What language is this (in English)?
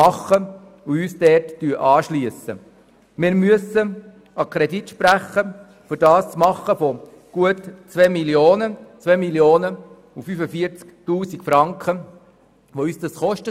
Swiss German